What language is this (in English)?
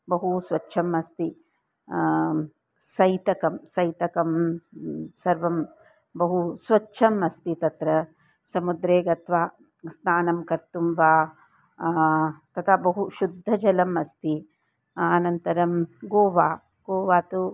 Sanskrit